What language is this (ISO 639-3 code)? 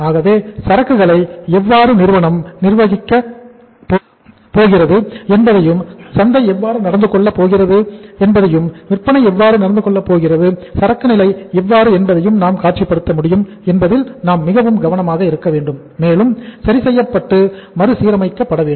tam